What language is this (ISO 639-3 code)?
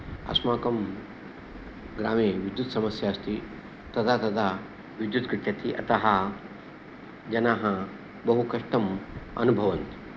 san